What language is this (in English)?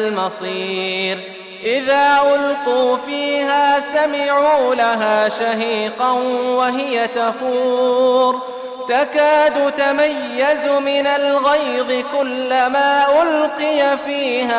Arabic